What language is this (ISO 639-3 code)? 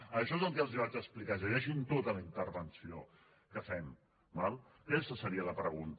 cat